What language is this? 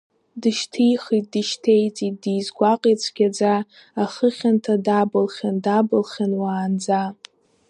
Abkhazian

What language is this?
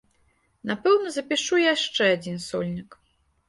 Belarusian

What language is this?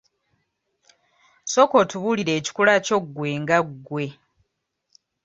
Ganda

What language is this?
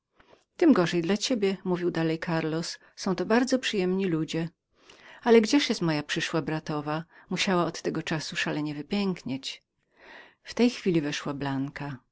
Polish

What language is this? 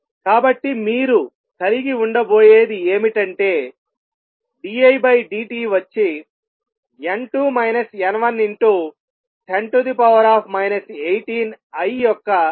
Telugu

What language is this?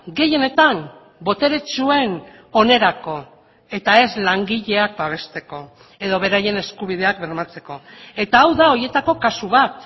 Basque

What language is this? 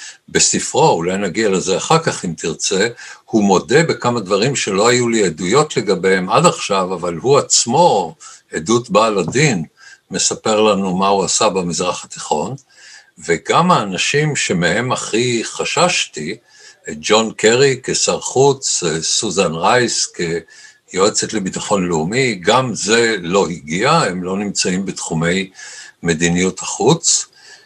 Hebrew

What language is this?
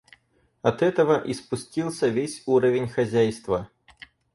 Russian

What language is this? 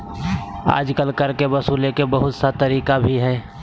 Magahi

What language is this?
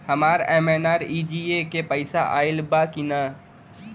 Bhojpuri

